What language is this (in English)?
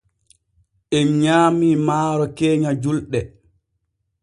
Borgu Fulfulde